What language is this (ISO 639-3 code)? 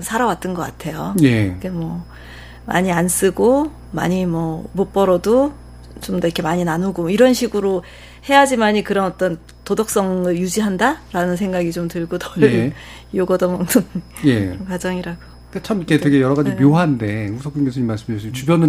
kor